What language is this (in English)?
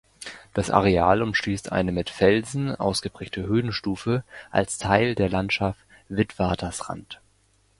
German